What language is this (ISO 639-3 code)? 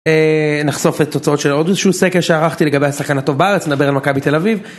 heb